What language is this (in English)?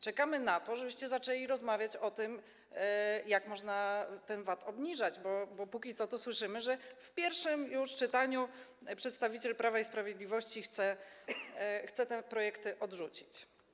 Polish